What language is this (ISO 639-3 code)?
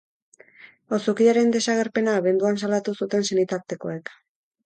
eus